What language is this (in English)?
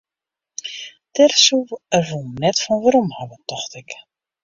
Western Frisian